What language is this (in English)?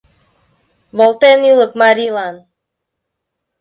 Mari